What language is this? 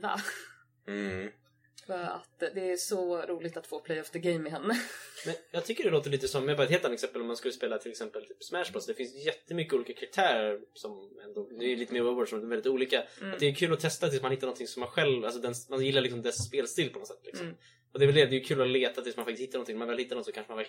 Swedish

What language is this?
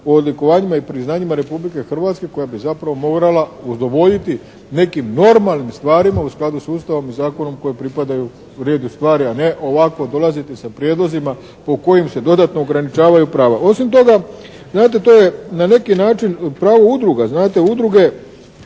Croatian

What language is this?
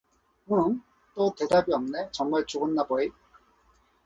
Korean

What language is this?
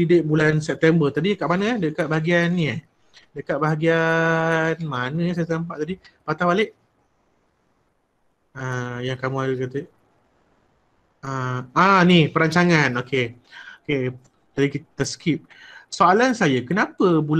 Malay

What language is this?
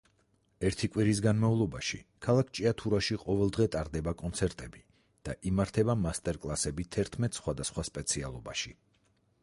Georgian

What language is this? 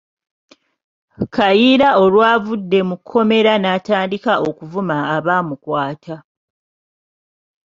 Ganda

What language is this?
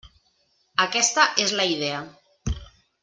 Catalan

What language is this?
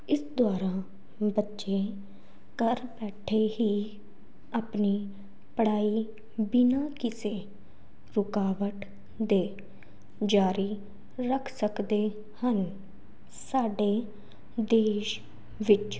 Punjabi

